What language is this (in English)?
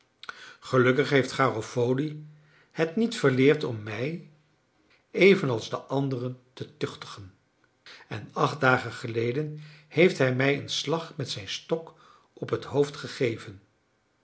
Dutch